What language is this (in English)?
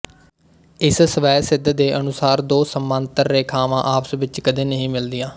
Punjabi